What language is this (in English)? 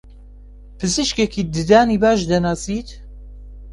Central Kurdish